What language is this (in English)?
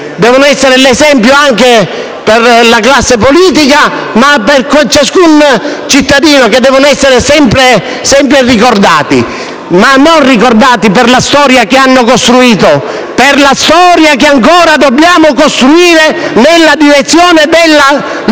Italian